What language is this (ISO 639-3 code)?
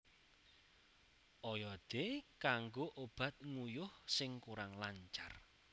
jav